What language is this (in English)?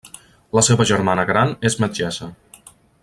Catalan